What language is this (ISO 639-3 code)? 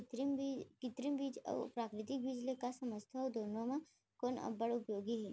hne